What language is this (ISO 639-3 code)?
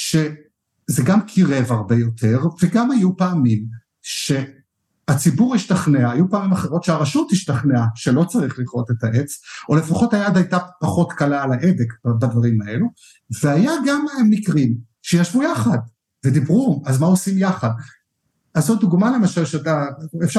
heb